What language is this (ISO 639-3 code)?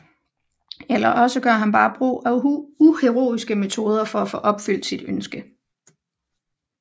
dan